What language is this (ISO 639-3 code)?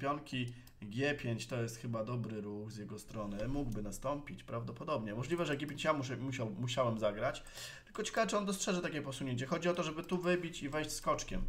pol